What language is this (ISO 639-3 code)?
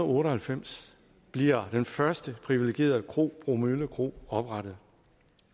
dan